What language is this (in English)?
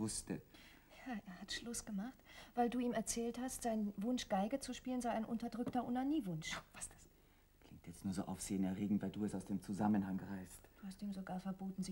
German